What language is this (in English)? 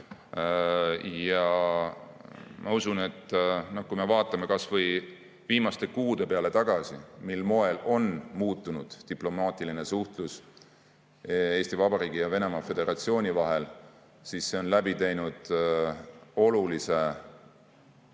Estonian